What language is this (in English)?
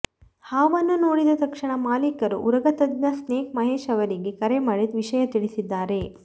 Kannada